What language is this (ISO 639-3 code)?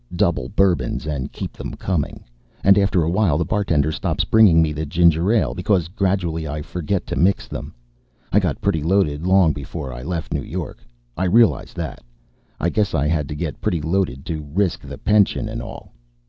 eng